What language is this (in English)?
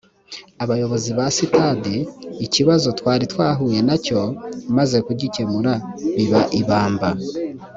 Kinyarwanda